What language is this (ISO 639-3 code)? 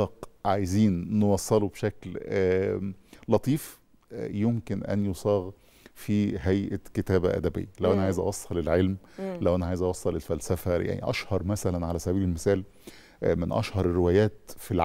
ara